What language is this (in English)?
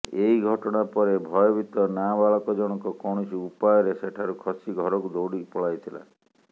Odia